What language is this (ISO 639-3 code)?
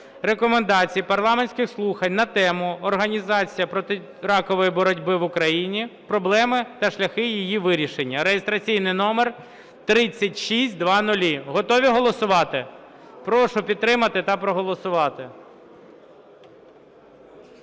ukr